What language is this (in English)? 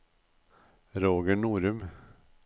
Norwegian